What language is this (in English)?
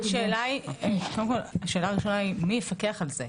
Hebrew